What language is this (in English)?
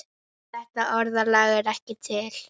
Icelandic